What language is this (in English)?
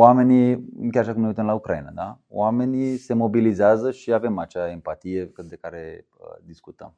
Romanian